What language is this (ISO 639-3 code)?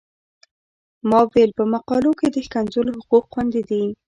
pus